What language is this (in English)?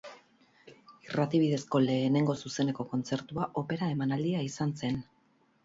Basque